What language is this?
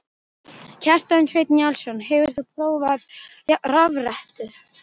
Icelandic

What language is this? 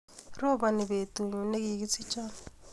Kalenjin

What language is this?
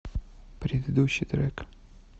Russian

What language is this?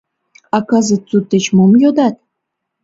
Mari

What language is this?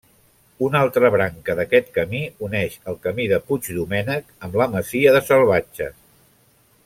Catalan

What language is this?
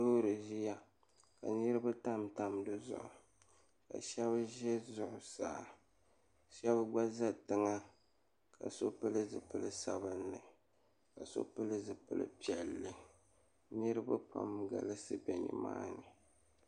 Dagbani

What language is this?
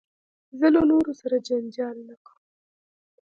Pashto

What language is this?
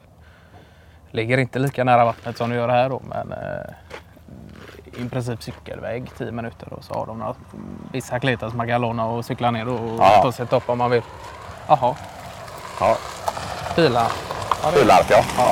Swedish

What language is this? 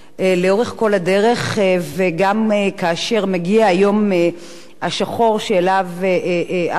Hebrew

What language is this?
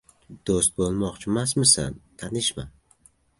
Uzbek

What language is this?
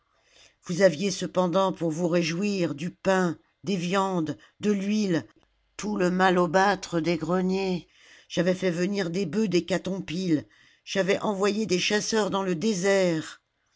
French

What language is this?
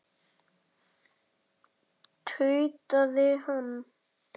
Icelandic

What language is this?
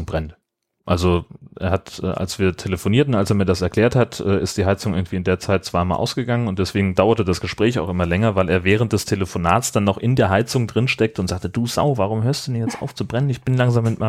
German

